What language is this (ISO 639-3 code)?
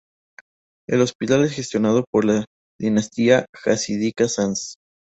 spa